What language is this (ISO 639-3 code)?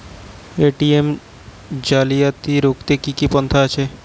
ben